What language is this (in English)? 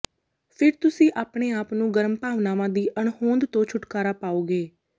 Punjabi